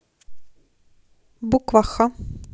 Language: Russian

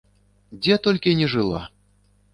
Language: Belarusian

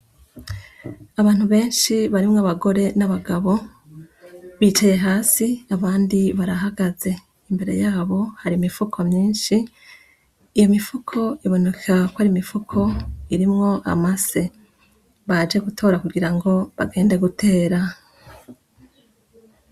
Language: Rundi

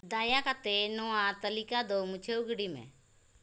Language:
Santali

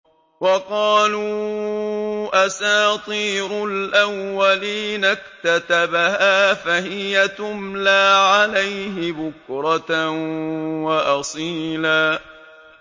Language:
Arabic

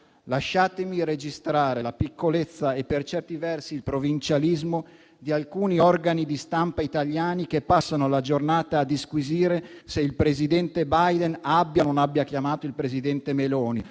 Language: Italian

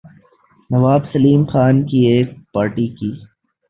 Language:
Urdu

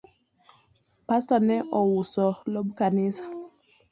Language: Luo (Kenya and Tanzania)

